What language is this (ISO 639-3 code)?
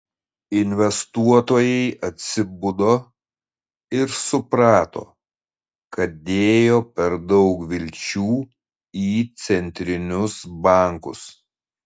lit